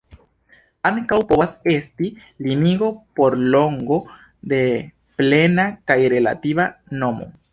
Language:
Esperanto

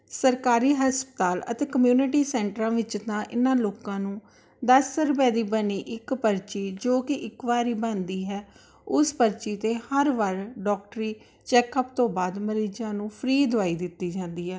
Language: Punjabi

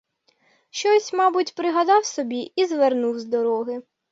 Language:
Ukrainian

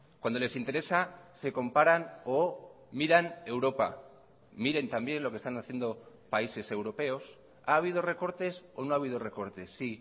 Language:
Spanish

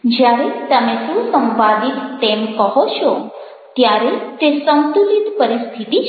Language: Gujarati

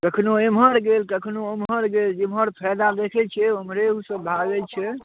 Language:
Maithili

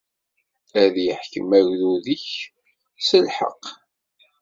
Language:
Kabyle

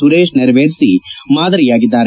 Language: Kannada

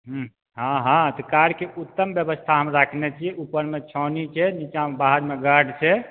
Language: Maithili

